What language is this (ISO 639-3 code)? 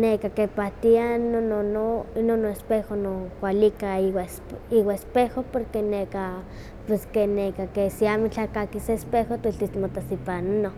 nhq